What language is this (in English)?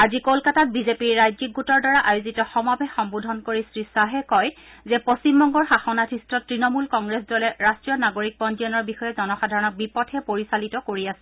Assamese